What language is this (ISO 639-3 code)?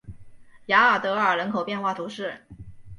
zho